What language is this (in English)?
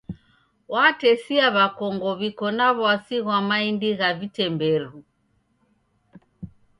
Taita